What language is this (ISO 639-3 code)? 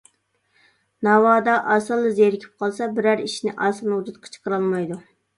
uig